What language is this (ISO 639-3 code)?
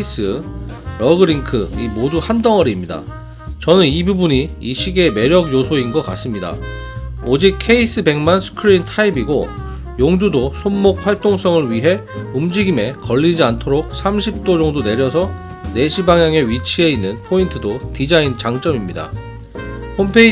kor